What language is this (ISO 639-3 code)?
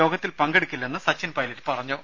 mal